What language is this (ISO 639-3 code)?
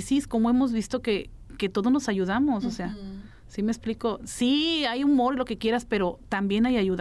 spa